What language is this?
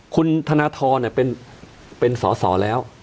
Thai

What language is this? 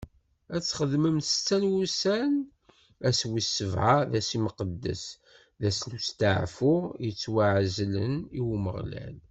Kabyle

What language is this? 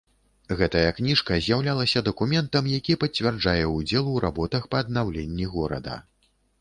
Belarusian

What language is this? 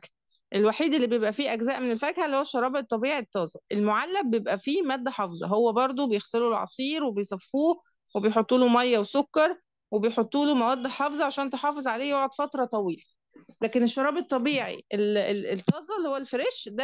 Arabic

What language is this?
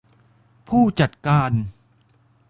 Thai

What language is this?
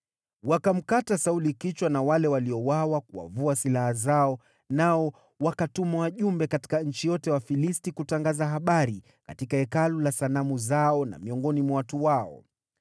Swahili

